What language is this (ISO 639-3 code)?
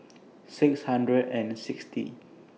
eng